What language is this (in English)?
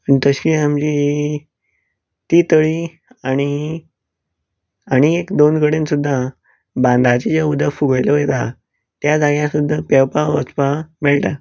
Konkani